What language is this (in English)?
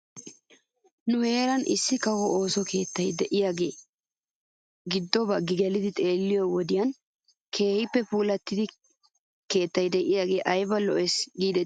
Wolaytta